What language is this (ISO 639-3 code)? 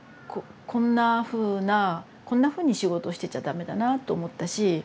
jpn